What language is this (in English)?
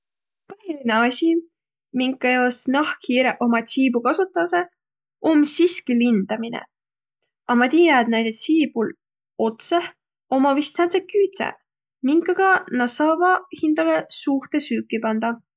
Võro